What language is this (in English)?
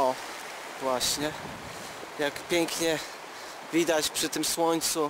Polish